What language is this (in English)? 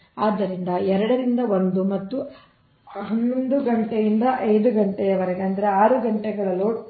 Kannada